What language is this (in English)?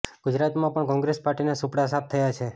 Gujarati